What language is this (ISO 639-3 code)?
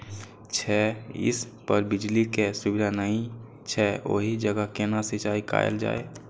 mai